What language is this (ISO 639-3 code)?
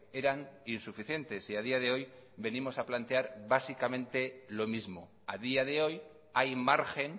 spa